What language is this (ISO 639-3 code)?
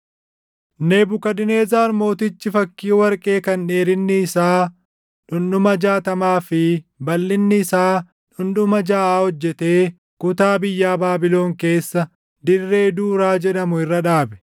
orm